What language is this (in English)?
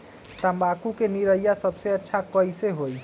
Magahi